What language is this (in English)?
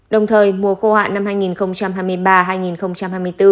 Vietnamese